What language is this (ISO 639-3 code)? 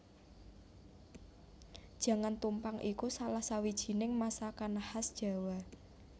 jav